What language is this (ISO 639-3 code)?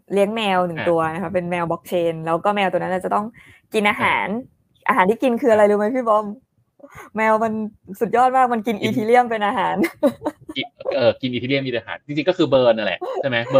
tha